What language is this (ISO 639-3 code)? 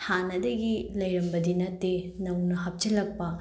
mni